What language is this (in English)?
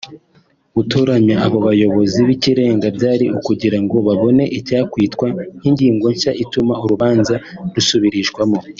Kinyarwanda